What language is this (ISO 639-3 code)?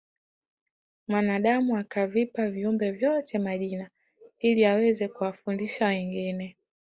swa